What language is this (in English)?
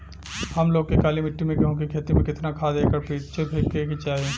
Bhojpuri